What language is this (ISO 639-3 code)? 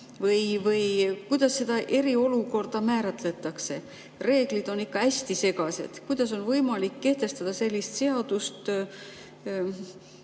est